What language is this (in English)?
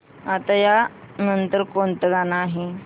Marathi